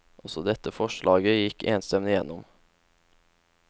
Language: Norwegian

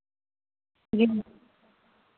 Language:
Urdu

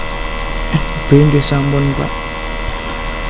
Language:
Javanese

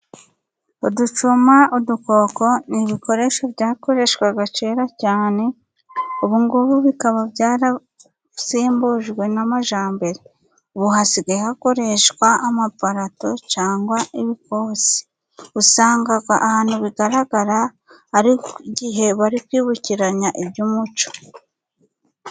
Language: Kinyarwanda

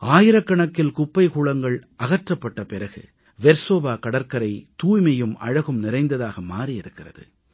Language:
Tamil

